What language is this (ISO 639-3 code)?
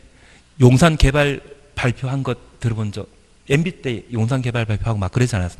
kor